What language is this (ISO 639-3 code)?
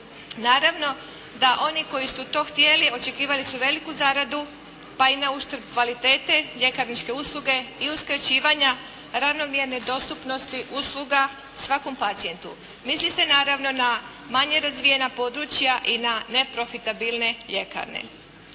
hrv